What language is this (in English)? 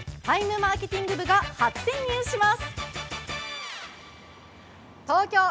Japanese